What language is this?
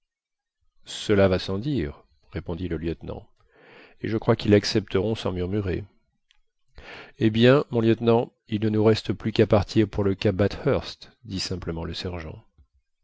French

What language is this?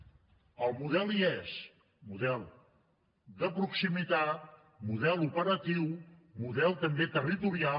Catalan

